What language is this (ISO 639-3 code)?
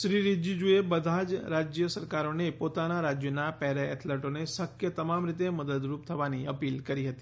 guj